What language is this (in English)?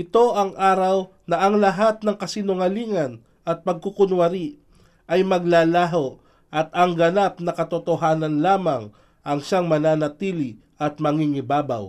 Filipino